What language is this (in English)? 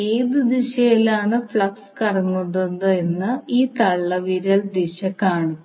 Malayalam